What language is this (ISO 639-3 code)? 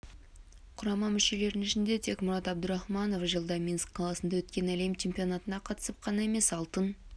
kaz